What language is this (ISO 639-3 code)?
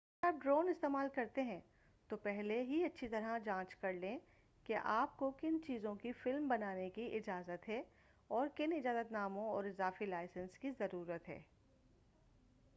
urd